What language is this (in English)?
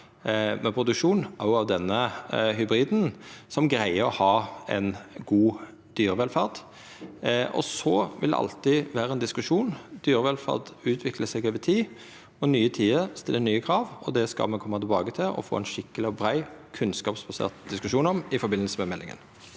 Norwegian